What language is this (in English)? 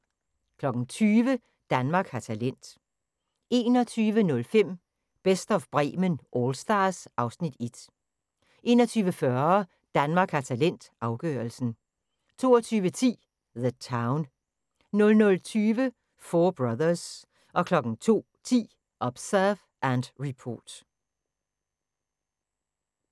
Danish